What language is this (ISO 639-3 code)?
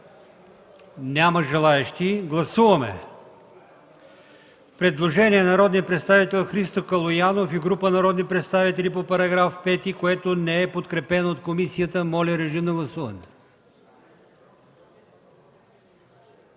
bul